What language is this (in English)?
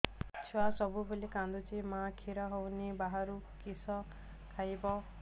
Odia